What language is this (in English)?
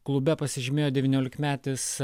Lithuanian